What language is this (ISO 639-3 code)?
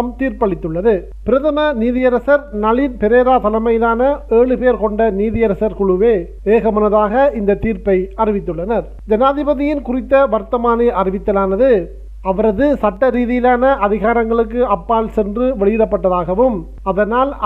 tam